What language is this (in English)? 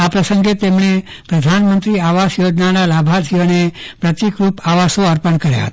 Gujarati